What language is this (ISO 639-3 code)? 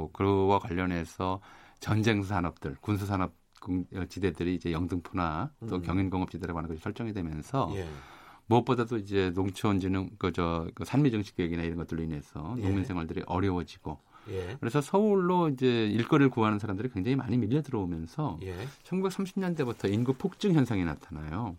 kor